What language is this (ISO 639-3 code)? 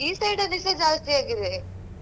kan